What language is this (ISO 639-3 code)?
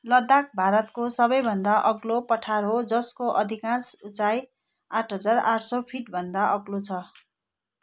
nep